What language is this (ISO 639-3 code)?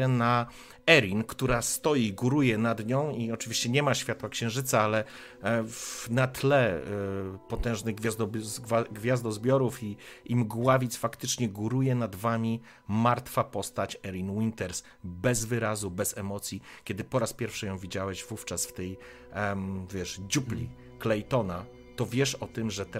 pol